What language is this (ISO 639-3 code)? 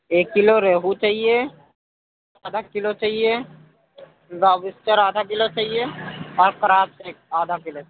urd